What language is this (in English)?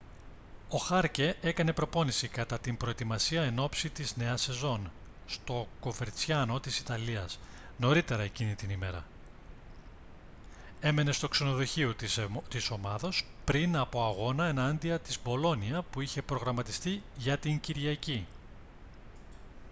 Greek